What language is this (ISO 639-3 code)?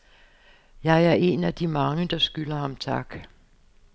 dan